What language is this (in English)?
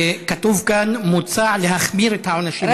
Hebrew